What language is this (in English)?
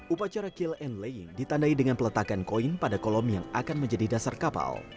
Indonesian